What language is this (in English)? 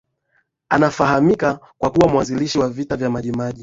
Swahili